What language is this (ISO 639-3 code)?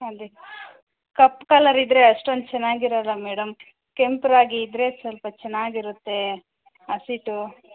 kan